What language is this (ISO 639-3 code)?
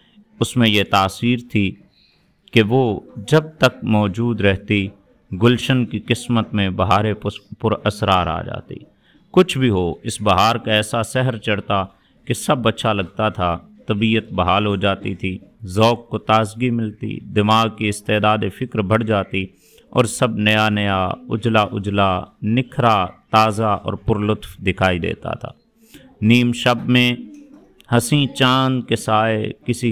urd